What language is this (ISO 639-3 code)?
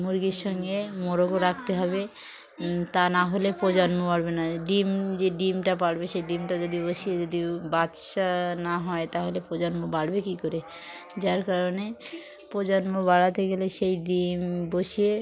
ben